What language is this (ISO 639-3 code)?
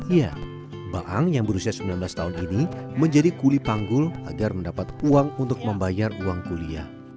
ind